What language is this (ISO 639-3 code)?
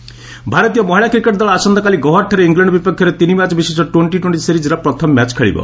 ori